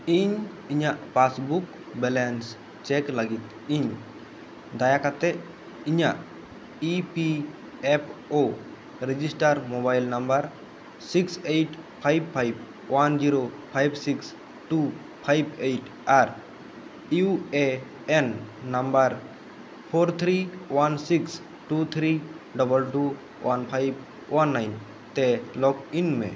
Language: Santali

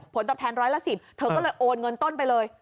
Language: Thai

